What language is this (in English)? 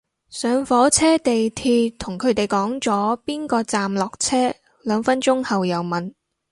Cantonese